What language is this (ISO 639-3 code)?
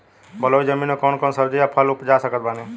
bho